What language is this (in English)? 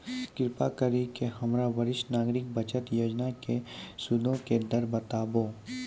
Maithili